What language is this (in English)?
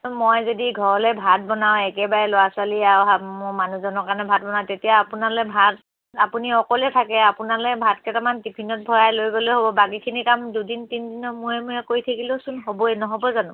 Assamese